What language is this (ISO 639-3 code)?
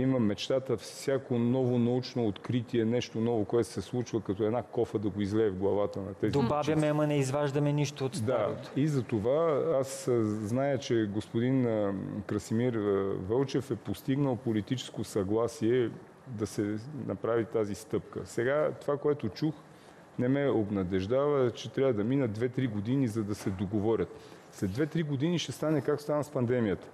bul